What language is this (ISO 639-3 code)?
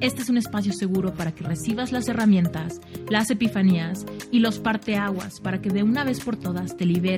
spa